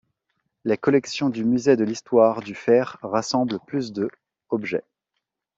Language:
French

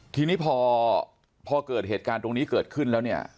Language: Thai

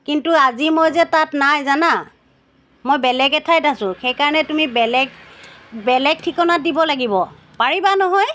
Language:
Assamese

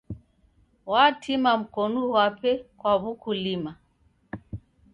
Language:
Taita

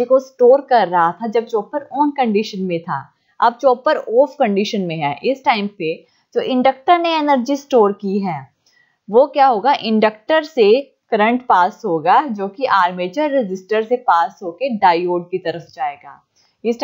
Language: Hindi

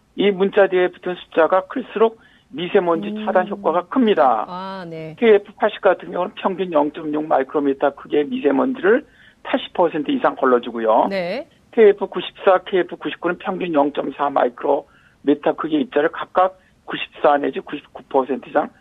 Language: Korean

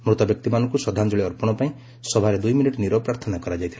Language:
Odia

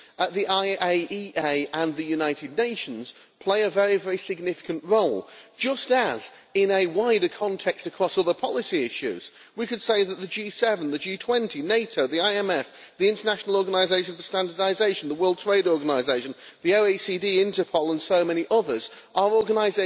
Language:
English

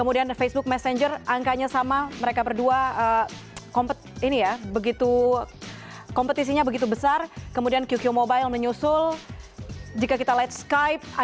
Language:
Indonesian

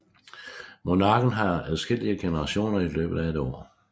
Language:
Danish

